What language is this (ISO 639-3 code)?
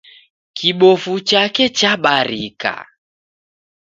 dav